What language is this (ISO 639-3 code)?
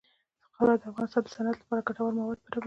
pus